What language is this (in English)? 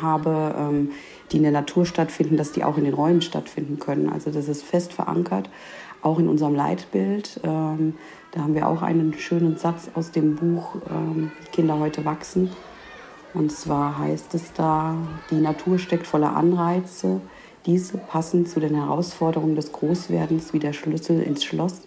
German